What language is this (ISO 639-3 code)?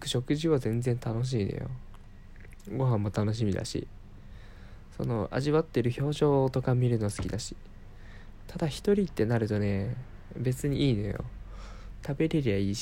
jpn